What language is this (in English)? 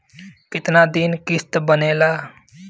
Bhojpuri